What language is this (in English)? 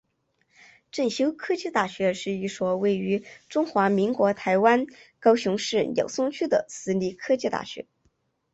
Chinese